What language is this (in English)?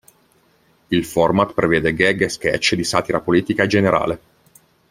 Italian